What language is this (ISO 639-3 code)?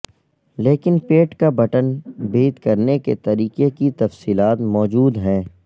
urd